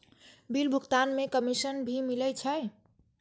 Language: Maithili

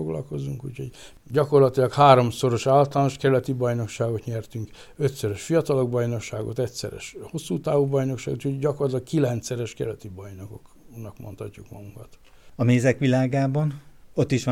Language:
Hungarian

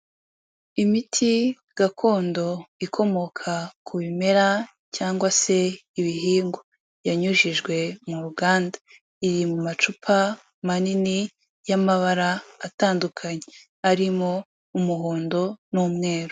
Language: Kinyarwanda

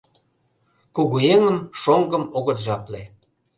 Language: Mari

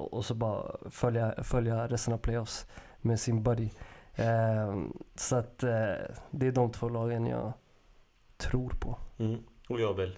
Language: Swedish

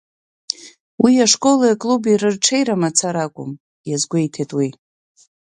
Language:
Abkhazian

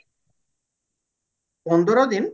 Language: Odia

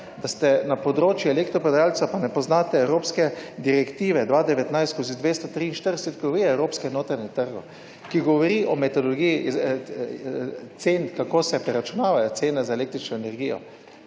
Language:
Slovenian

